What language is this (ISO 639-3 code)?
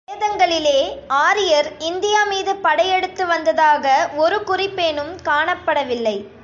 tam